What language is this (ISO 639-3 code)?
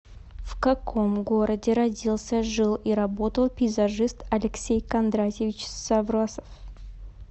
rus